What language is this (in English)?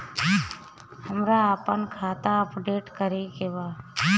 Bhojpuri